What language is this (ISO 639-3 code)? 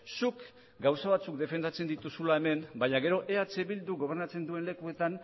eus